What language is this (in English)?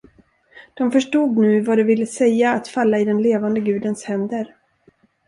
Swedish